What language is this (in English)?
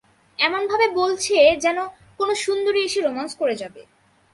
Bangla